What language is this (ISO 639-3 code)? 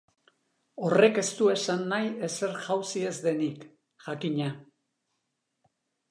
eus